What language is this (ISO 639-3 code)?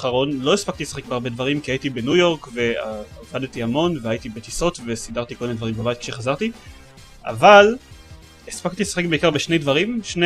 heb